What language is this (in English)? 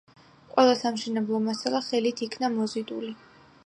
Georgian